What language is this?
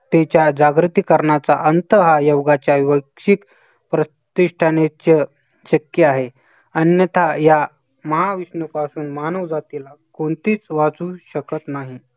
Marathi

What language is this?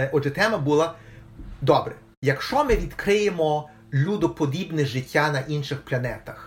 Ukrainian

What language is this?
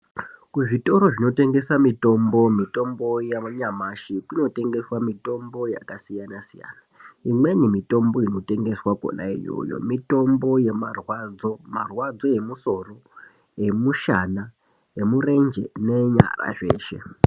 Ndau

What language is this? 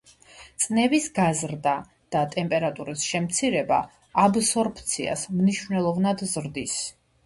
Georgian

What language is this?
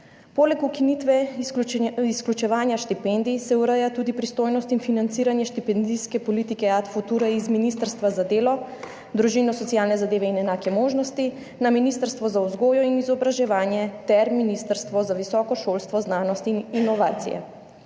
Slovenian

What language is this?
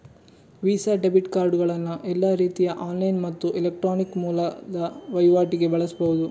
Kannada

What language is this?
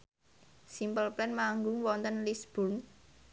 Javanese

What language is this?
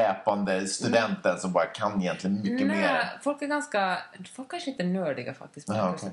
Swedish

